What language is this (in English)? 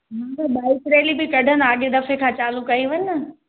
Sindhi